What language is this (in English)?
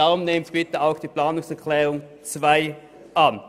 Swiss German